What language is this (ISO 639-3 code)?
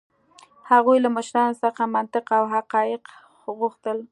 pus